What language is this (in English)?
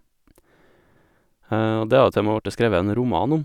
Norwegian